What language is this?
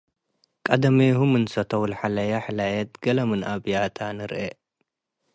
Tigre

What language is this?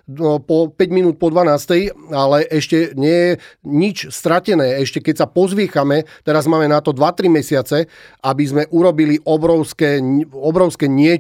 Slovak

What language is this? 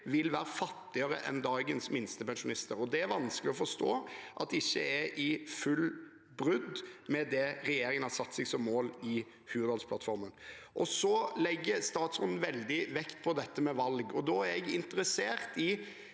Norwegian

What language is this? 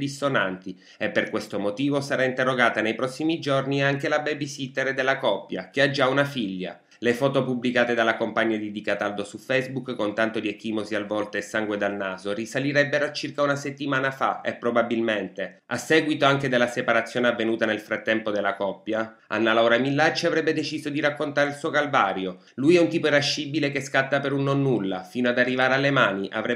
Italian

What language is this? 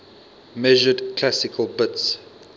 English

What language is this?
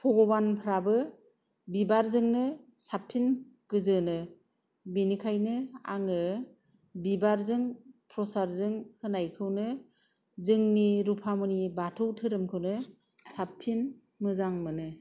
Bodo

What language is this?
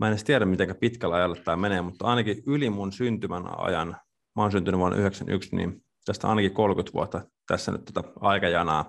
Finnish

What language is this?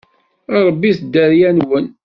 Kabyle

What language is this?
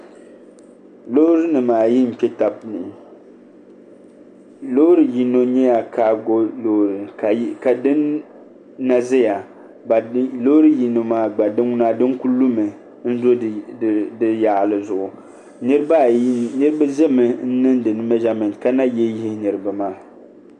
Dagbani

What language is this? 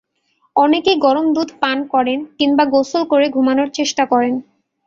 Bangla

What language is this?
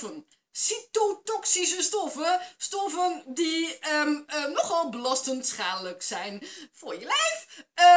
Dutch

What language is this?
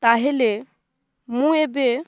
Odia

